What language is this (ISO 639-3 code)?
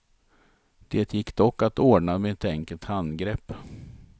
swe